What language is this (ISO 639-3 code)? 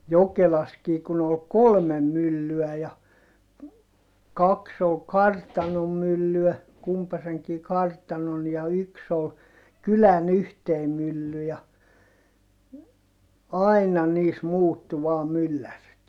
fin